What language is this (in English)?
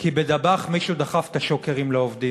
Hebrew